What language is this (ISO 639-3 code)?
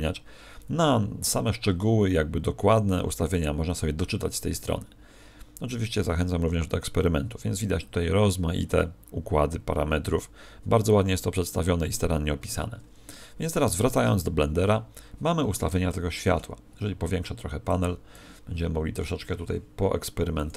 pol